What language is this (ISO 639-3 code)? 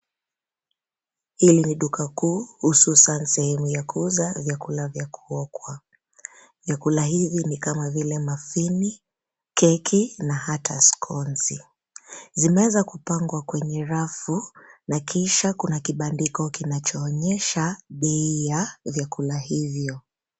swa